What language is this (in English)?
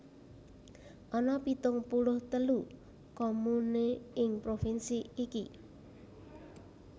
Javanese